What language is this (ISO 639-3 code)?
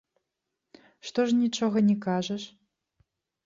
bel